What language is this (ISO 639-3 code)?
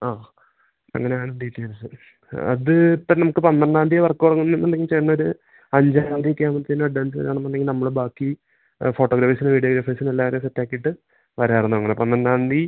mal